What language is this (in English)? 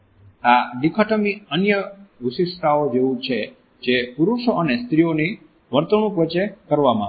Gujarati